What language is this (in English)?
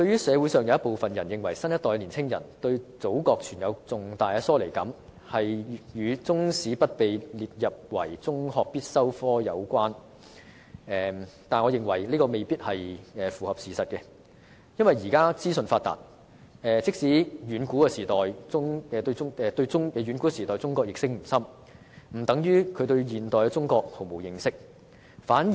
Cantonese